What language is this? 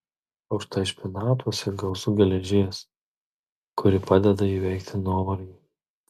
Lithuanian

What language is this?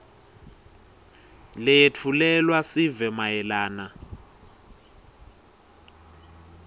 Swati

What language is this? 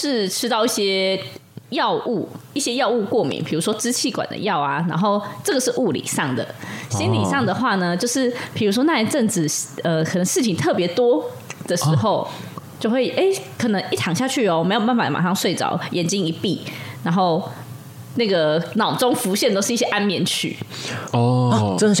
Chinese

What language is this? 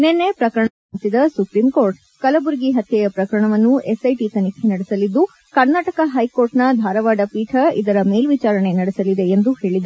Kannada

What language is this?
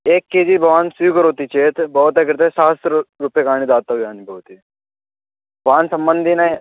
Sanskrit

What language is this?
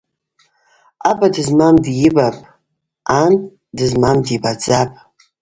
Abaza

